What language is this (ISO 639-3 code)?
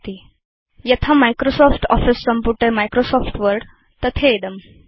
san